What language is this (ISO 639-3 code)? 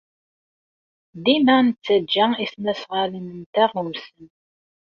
kab